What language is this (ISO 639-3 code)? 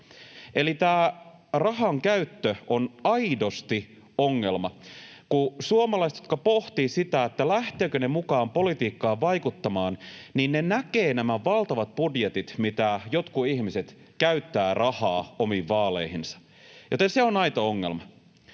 fin